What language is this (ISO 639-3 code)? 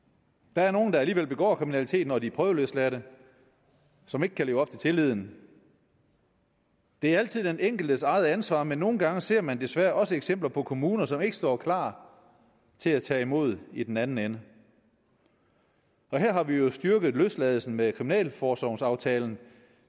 dan